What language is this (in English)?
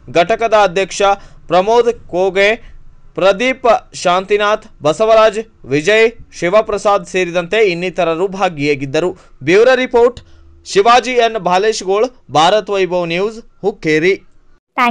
Hindi